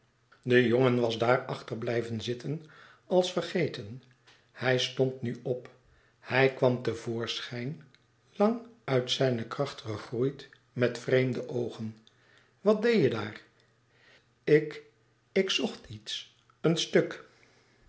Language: Dutch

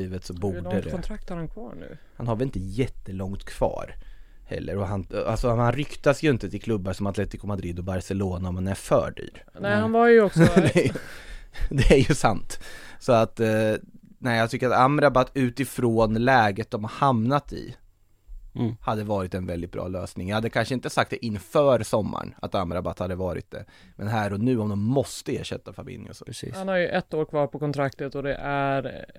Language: Swedish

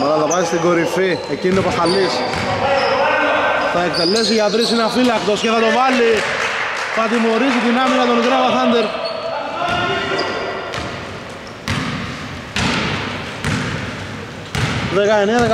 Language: Greek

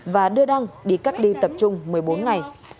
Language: Vietnamese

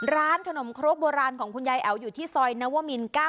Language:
Thai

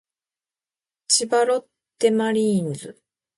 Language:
Japanese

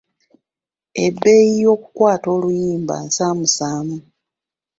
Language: Ganda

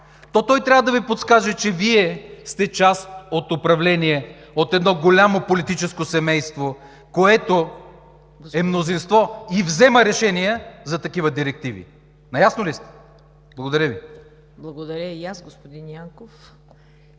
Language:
Bulgarian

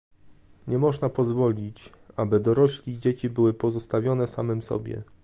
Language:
Polish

